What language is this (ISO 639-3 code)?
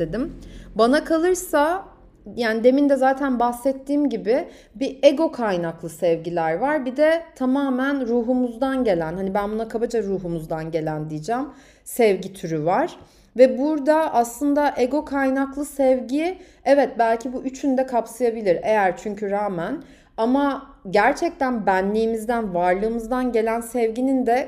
tur